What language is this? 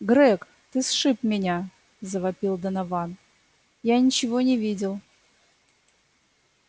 Russian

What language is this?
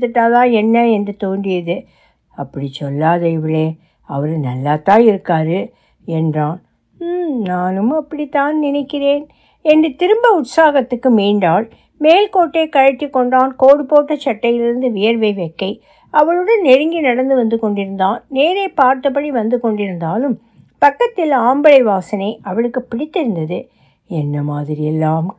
Tamil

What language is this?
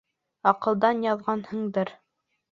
Bashkir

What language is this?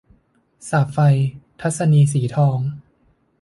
Thai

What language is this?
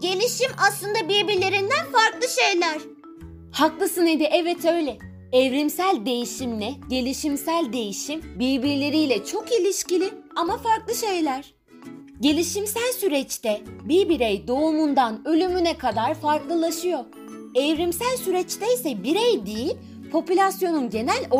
Turkish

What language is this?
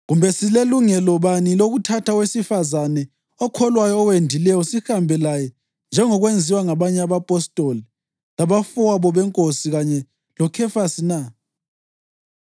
North Ndebele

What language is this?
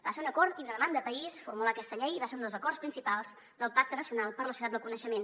Catalan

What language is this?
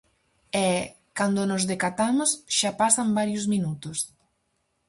Galician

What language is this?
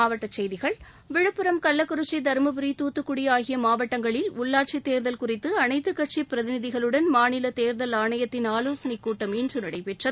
Tamil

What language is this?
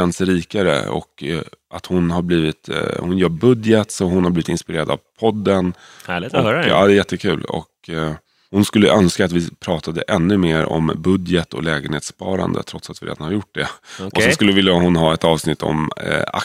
Swedish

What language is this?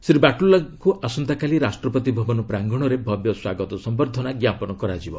Odia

